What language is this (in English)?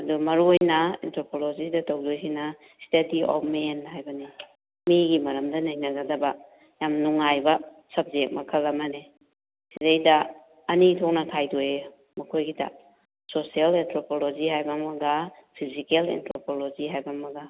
Manipuri